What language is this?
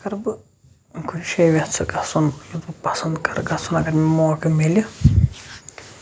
Kashmiri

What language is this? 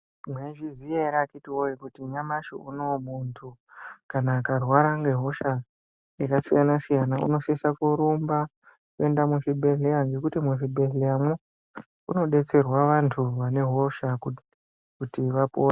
Ndau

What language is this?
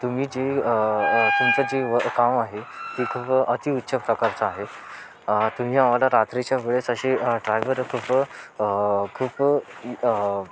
Marathi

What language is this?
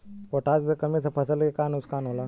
Bhojpuri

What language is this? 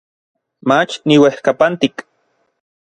Orizaba Nahuatl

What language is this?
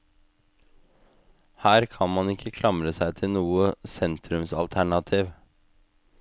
Norwegian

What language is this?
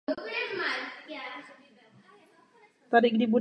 Czech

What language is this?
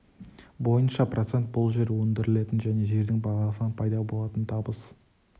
Kazakh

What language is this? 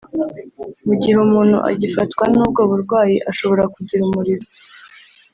Kinyarwanda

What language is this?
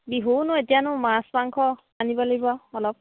Assamese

